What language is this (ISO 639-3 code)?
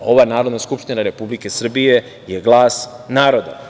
srp